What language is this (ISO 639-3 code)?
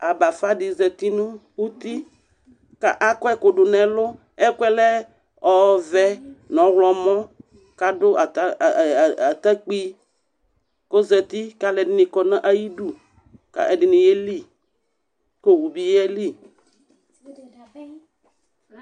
kpo